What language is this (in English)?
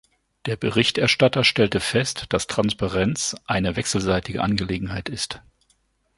German